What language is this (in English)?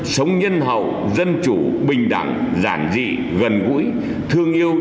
Vietnamese